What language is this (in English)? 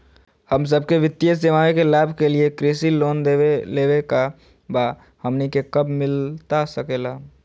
Magahi